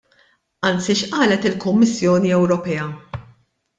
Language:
Maltese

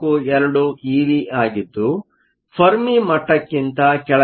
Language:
Kannada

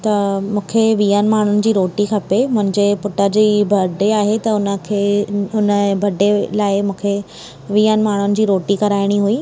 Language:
Sindhi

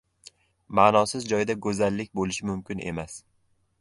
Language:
Uzbek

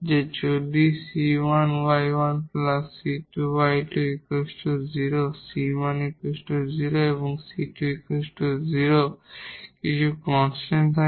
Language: Bangla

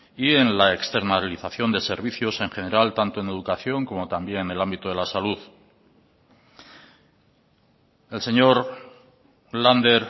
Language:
Spanish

